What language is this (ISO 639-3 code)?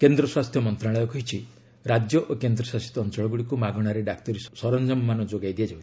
ori